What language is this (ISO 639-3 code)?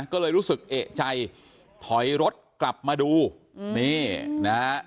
tha